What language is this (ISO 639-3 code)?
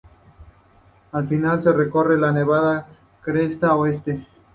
spa